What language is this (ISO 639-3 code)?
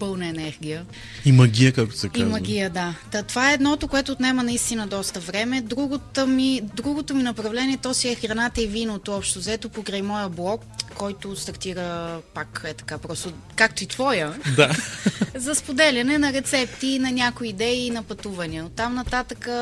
bul